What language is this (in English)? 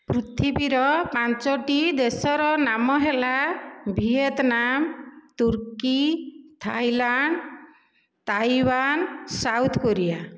Odia